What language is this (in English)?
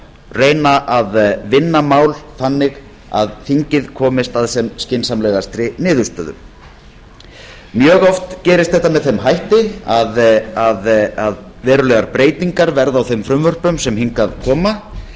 Icelandic